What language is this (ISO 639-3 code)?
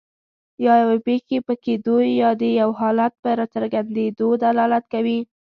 pus